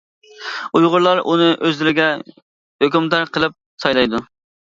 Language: Uyghur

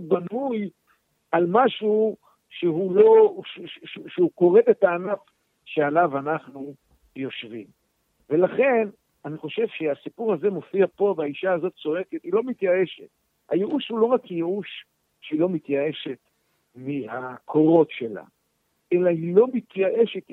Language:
Hebrew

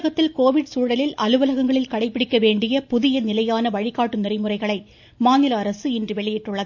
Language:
Tamil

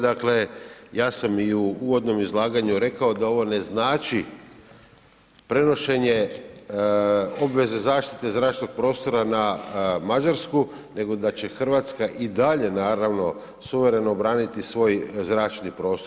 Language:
Croatian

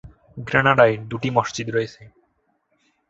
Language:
Bangla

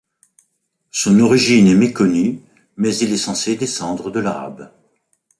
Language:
French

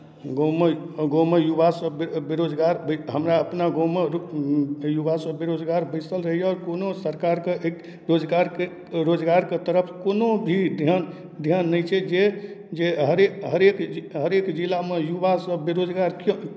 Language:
Maithili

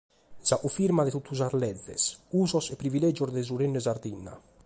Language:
Sardinian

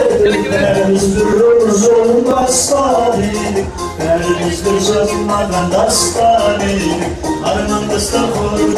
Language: Turkish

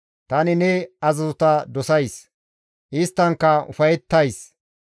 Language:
Gamo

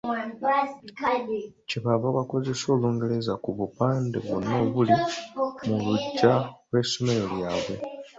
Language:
Ganda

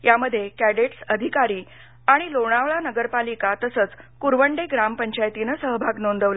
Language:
Marathi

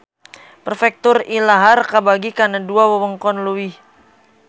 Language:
Sundanese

